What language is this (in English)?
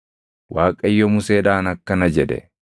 Oromo